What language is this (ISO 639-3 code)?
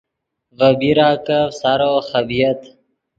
ydg